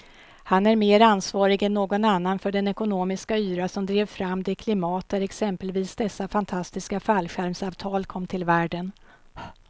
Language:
Swedish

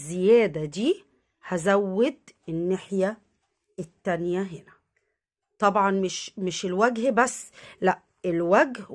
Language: Arabic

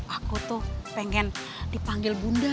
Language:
Indonesian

